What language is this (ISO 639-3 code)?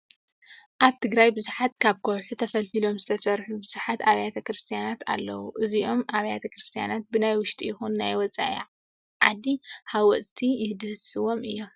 tir